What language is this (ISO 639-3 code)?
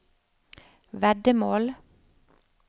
nor